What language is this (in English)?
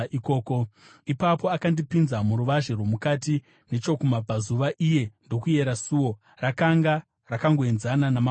Shona